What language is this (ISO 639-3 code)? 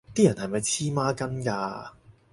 yue